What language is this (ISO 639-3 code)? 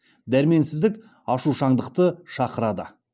kaz